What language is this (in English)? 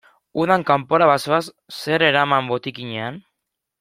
Basque